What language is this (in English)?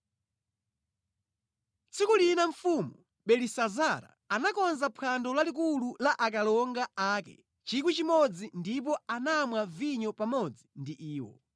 Nyanja